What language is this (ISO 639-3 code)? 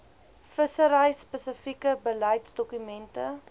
afr